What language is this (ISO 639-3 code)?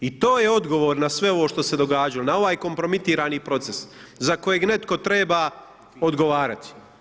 hrv